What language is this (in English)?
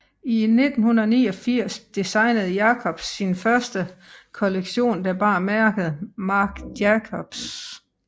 Danish